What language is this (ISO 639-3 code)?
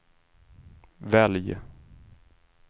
swe